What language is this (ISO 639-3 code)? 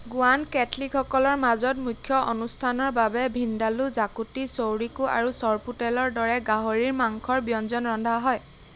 asm